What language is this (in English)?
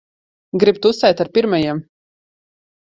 Latvian